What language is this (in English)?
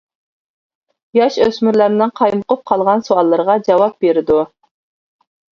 Uyghur